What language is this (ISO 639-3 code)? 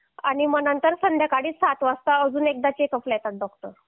mar